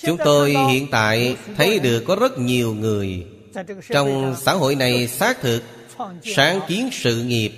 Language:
Vietnamese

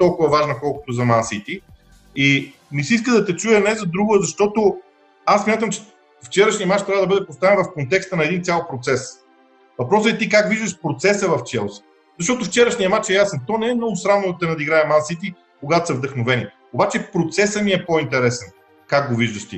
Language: Bulgarian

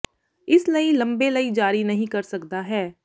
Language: Punjabi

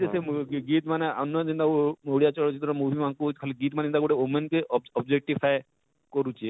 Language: Odia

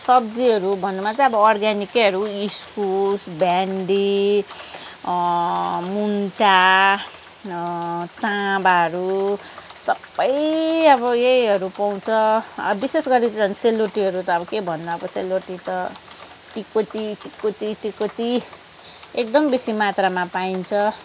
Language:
Nepali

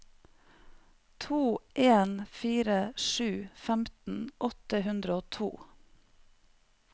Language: Norwegian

